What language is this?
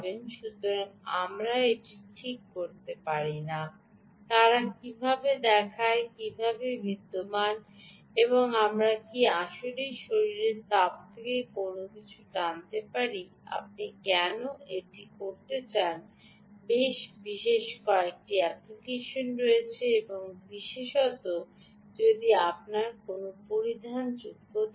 Bangla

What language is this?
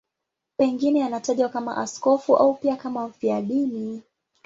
Swahili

